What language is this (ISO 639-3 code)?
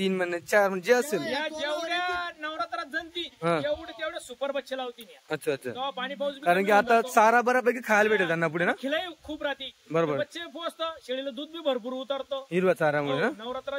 mar